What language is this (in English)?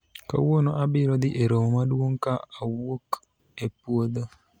Luo (Kenya and Tanzania)